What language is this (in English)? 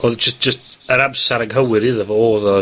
Welsh